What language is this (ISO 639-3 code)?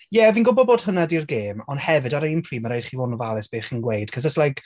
cym